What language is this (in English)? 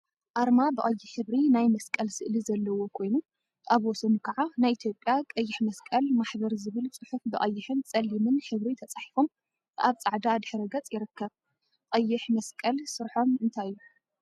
Tigrinya